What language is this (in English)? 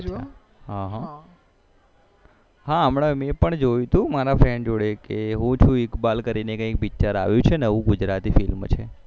Gujarati